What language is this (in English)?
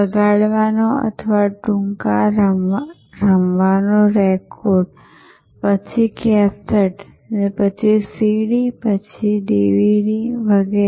Gujarati